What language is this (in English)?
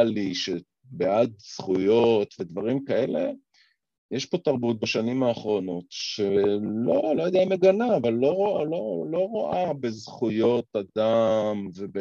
Hebrew